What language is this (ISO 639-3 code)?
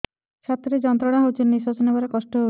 ori